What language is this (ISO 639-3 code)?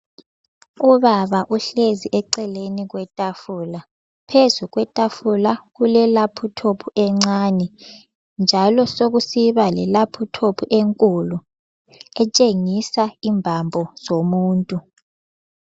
nde